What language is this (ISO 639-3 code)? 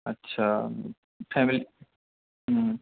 mai